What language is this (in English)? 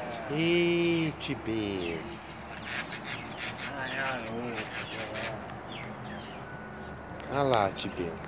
Portuguese